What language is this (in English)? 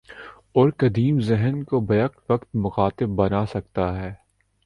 Urdu